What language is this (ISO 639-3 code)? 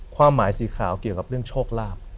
tha